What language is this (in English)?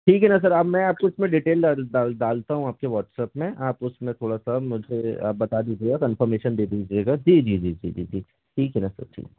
Hindi